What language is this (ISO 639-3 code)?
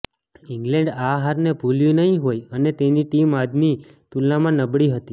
guj